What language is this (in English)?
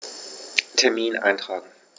German